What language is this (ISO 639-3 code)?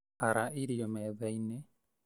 kik